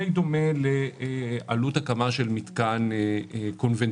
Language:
Hebrew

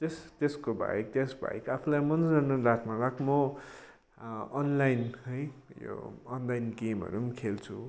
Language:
Nepali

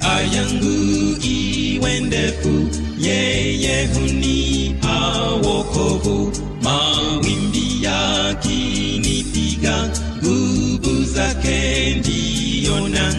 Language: Swahili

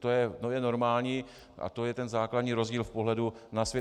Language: Czech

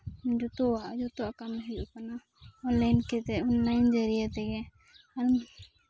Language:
Santali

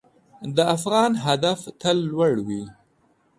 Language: Pashto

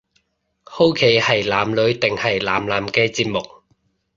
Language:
Cantonese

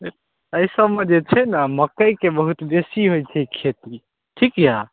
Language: Maithili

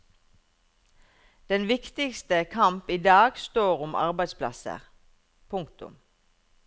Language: Norwegian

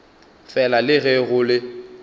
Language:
Northern Sotho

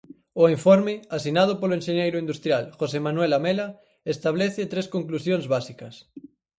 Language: Galician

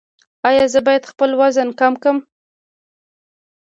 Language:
Pashto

